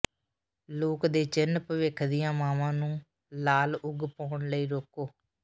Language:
Punjabi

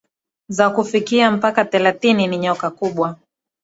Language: Swahili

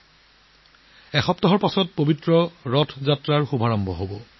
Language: Assamese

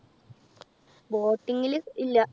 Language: Malayalam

